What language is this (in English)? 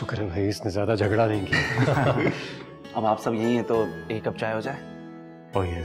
Hindi